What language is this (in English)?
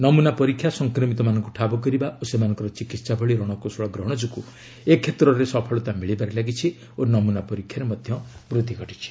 Odia